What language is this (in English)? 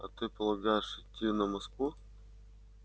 Russian